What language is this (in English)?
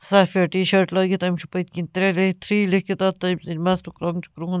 Kashmiri